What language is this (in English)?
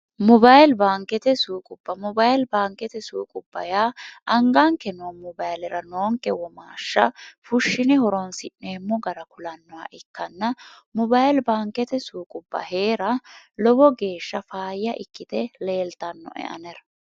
Sidamo